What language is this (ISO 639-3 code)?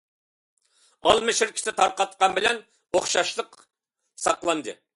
uig